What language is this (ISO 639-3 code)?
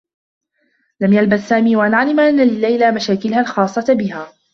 ara